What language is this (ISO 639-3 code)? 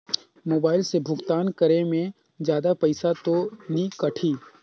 hne